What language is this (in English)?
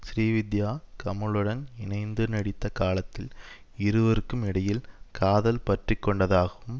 Tamil